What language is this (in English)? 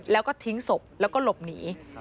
Thai